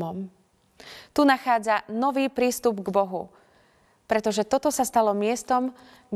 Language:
Slovak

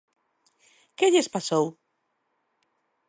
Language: Galician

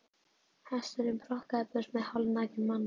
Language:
Icelandic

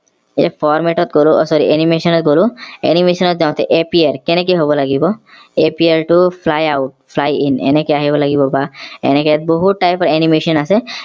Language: Assamese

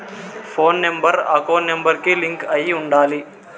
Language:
Telugu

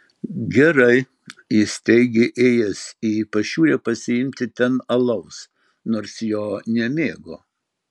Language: Lithuanian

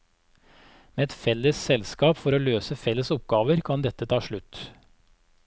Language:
Norwegian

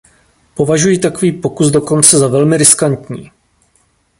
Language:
Czech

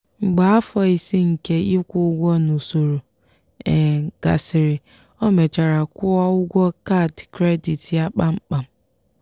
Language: Igbo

